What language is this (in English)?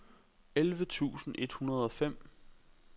Danish